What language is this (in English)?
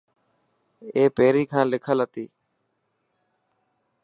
Dhatki